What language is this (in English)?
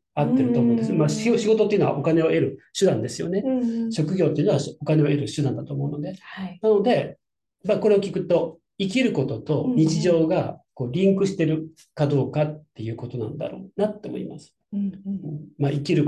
Japanese